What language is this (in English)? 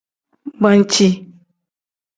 Tem